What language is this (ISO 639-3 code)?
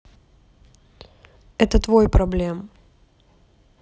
rus